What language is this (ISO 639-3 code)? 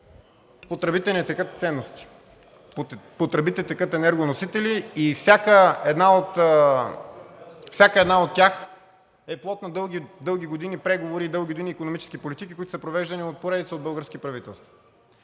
bul